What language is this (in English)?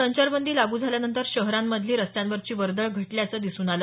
Marathi